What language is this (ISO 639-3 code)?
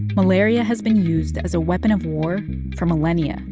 eng